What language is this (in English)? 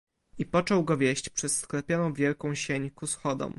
Polish